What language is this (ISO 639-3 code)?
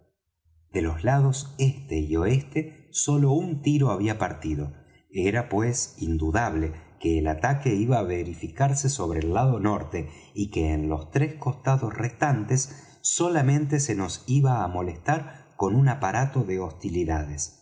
spa